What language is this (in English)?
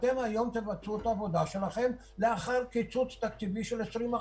Hebrew